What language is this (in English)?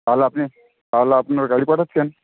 Bangla